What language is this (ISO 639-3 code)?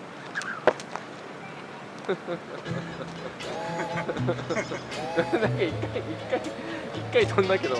jpn